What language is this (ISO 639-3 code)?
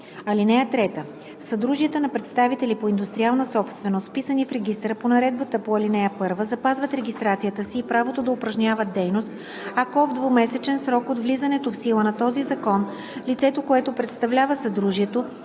bul